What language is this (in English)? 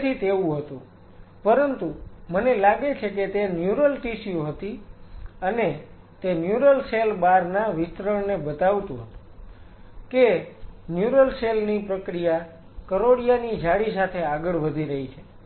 Gujarati